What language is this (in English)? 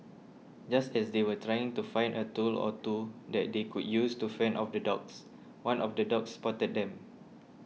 English